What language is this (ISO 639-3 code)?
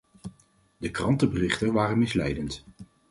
nld